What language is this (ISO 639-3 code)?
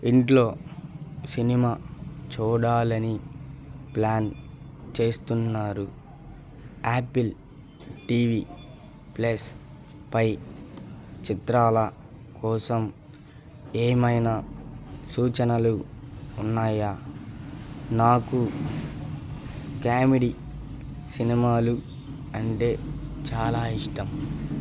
tel